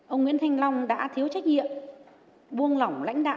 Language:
Vietnamese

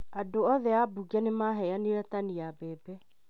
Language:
Kikuyu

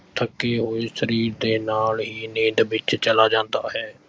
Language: Punjabi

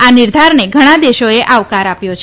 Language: Gujarati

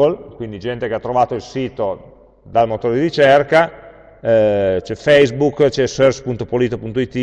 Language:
Italian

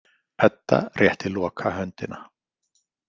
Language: Icelandic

